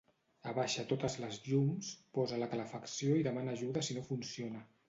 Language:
Catalan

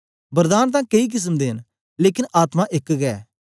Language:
Dogri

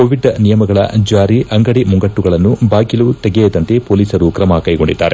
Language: Kannada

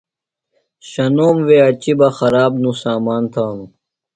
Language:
Phalura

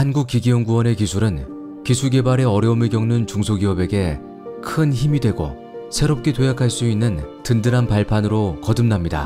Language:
Korean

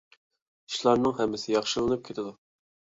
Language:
Uyghur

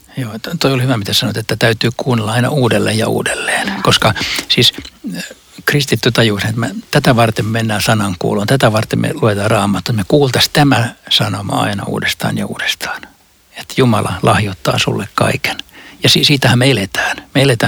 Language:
Finnish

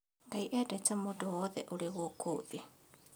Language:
Kikuyu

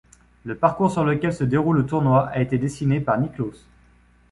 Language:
French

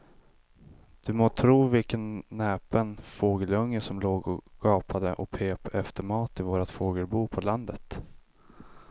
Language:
Swedish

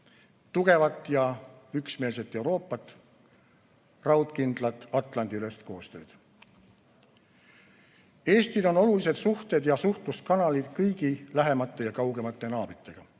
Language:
Estonian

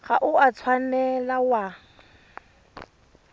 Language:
Tswana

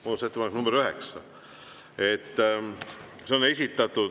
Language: Estonian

